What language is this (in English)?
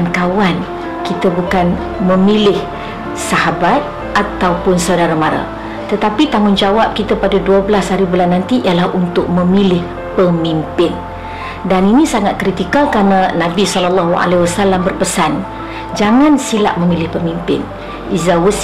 Malay